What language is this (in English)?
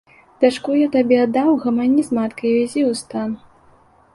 Belarusian